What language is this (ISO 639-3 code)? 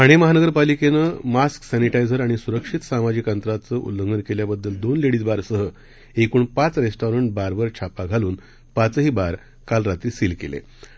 mar